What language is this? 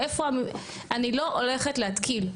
Hebrew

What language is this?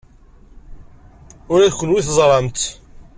Kabyle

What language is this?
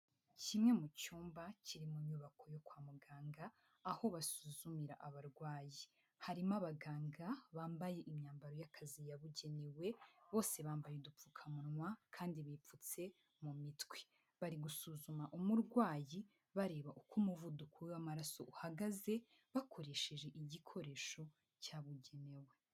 Kinyarwanda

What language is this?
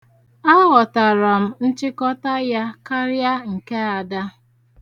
Igbo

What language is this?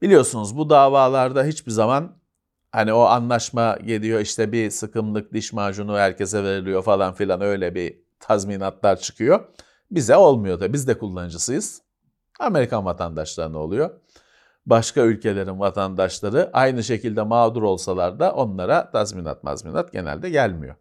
Turkish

